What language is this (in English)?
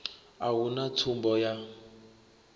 Venda